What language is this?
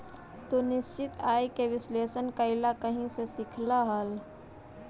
Magahi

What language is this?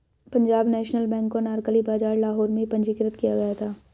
Hindi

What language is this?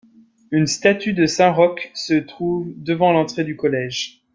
French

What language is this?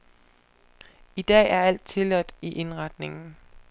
Danish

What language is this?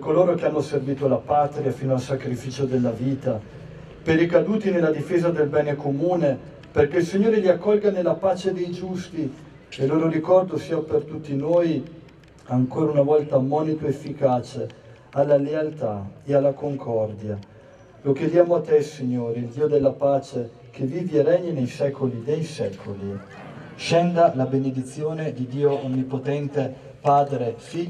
Italian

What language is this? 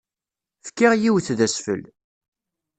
Kabyle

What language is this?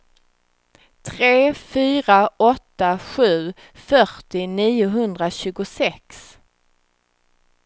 Swedish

